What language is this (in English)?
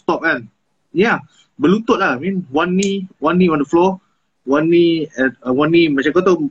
Malay